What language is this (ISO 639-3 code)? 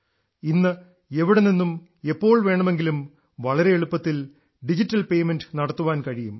mal